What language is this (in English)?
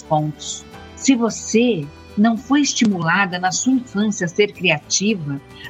Portuguese